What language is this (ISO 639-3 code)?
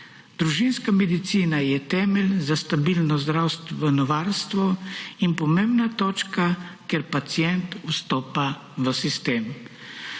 slv